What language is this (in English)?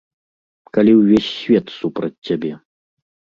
Belarusian